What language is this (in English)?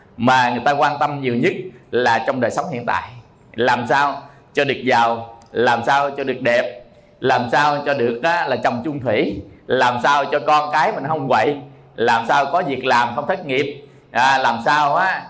Vietnamese